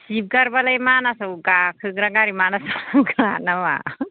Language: Bodo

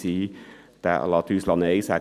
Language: Swiss German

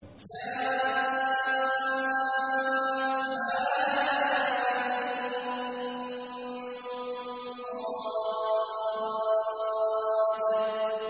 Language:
Arabic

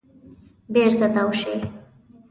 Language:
Pashto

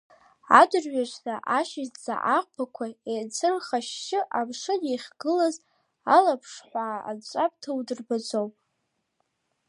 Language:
Abkhazian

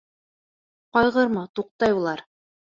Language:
Bashkir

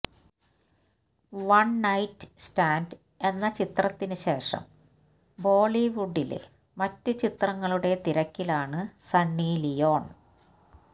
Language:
Malayalam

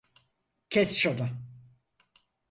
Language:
Turkish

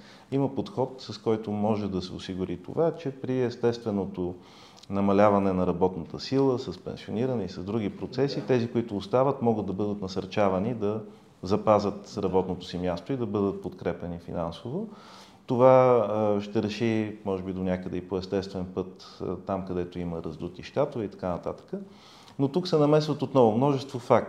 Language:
Bulgarian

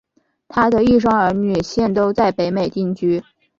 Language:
Chinese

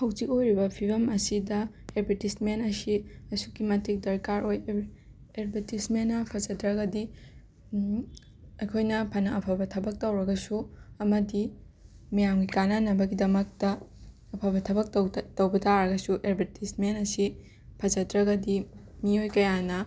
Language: Manipuri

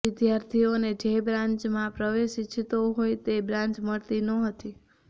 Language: Gujarati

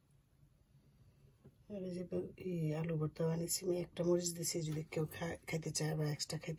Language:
Romanian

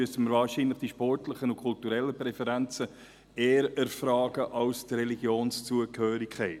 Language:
Swiss German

